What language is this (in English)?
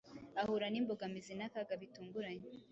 Kinyarwanda